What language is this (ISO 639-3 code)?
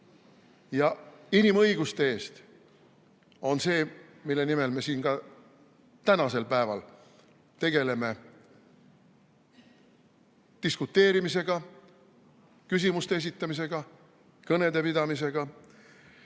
est